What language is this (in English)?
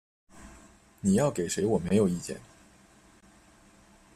Chinese